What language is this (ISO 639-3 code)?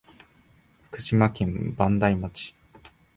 jpn